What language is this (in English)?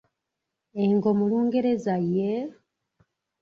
Ganda